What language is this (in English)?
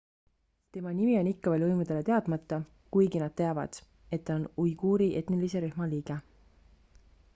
Estonian